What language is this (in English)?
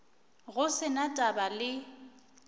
Northern Sotho